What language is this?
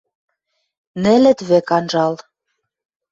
Western Mari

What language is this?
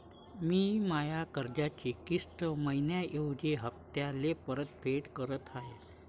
Marathi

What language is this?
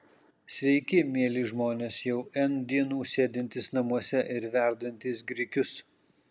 Lithuanian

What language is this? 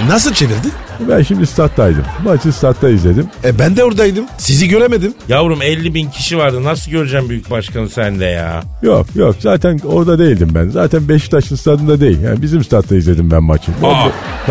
Turkish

